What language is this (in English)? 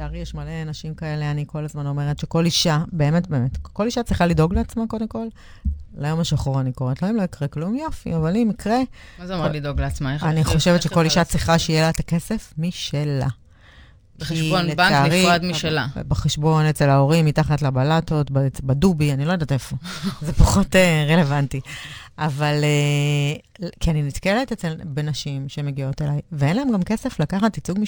Hebrew